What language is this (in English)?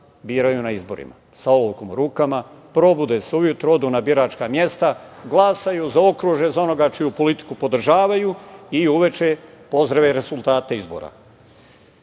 Serbian